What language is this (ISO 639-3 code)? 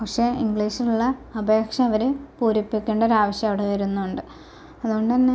mal